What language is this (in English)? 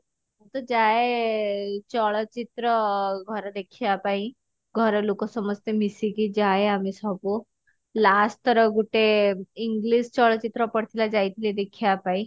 Odia